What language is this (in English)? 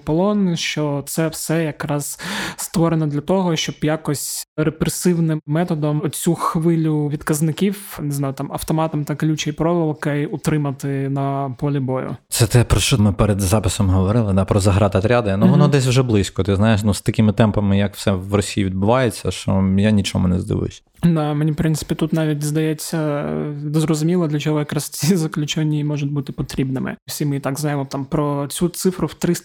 Ukrainian